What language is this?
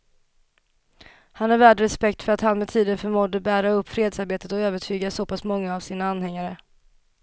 Swedish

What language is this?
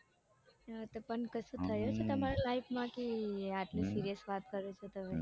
Gujarati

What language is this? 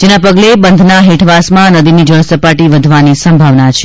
Gujarati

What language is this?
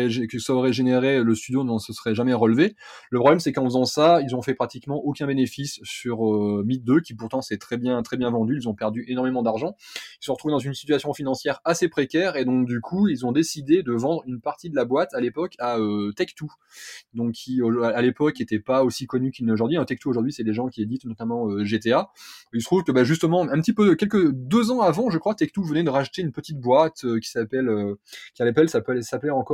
French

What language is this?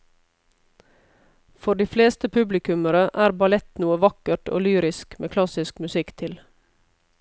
Norwegian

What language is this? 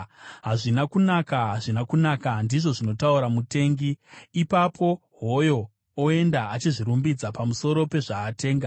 Shona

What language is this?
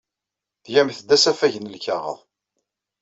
Kabyle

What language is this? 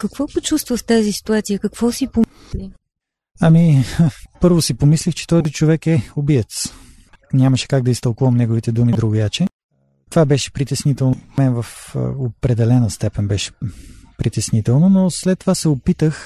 Bulgarian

